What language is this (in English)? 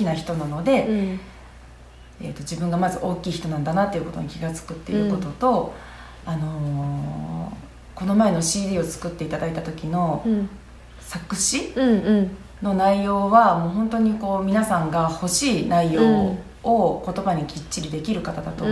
Japanese